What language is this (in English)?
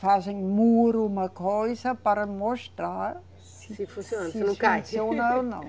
Portuguese